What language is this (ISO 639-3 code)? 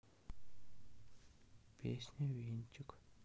rus